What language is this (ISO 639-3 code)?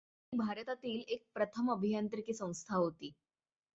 mar